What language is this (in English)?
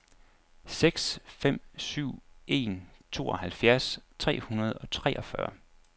Danish